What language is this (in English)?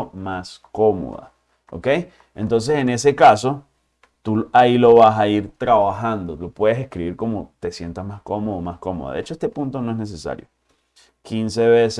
Spanish